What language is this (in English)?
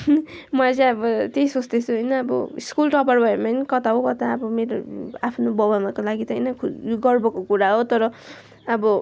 Nepali